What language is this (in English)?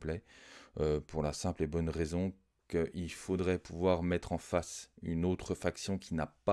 French